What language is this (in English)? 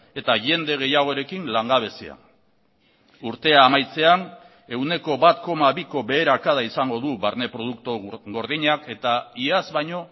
Basque